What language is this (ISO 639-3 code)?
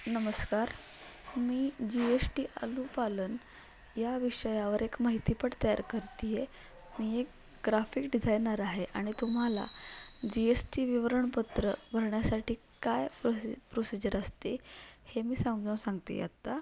mar